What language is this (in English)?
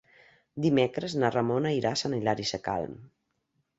Catalan